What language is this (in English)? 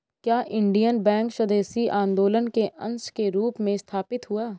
Hindi